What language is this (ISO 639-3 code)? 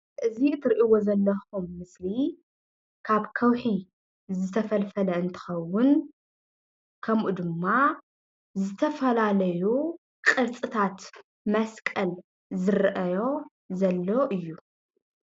tir